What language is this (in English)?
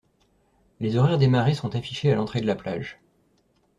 French